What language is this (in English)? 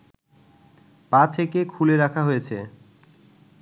Bangla